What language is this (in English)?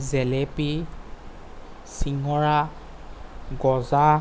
Assamese